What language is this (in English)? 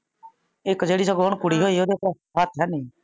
Punjabi